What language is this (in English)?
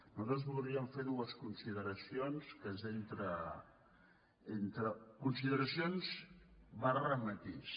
Catalan